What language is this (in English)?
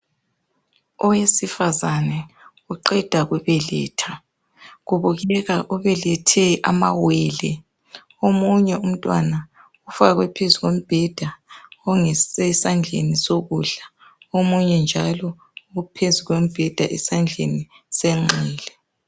North Ndebele